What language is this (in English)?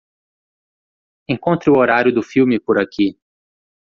Portuguese